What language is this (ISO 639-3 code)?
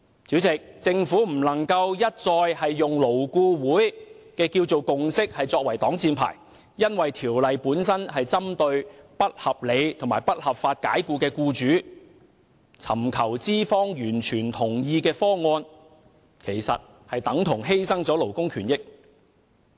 yue